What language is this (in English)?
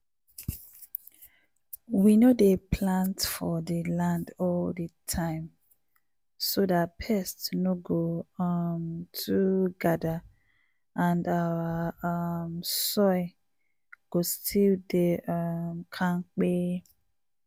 Nigerian Pidgin